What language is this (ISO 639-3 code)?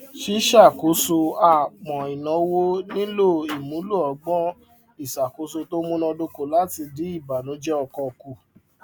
yor